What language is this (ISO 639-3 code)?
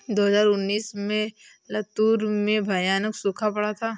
hin